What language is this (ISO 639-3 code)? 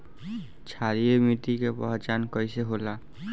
bho